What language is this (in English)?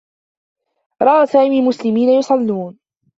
Arabic